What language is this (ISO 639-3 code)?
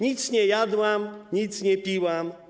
pol